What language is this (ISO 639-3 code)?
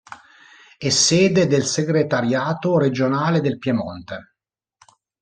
ita